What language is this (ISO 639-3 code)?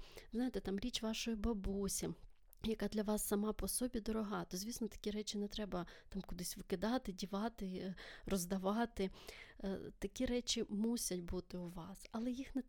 ukr